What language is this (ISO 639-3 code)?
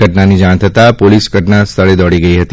guj